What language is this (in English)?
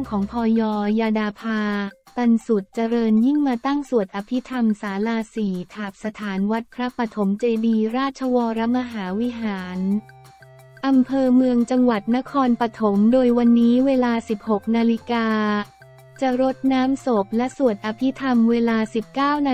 Thai